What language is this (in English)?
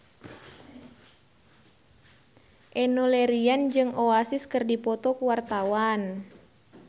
Sundanese